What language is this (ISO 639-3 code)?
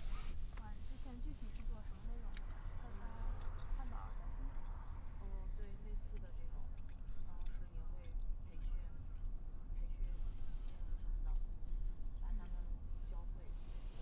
zho